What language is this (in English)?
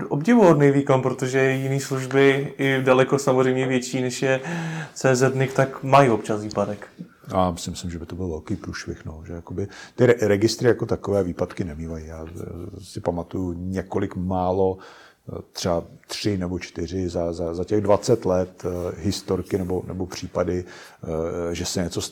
Czech